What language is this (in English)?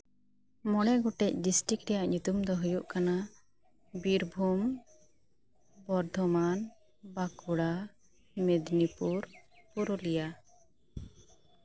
Santali